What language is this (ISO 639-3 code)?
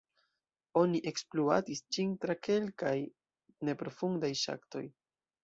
epo